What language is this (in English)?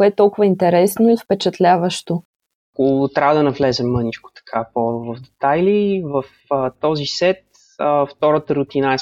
Bulgarian